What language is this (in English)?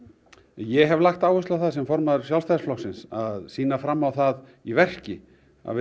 Icelandic